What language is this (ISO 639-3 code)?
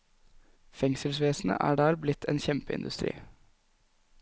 nor